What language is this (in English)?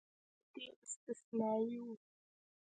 Pashto